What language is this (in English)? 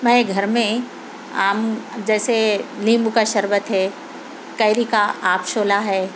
Urdu